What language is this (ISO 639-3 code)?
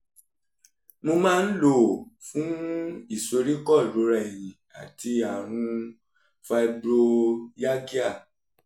yor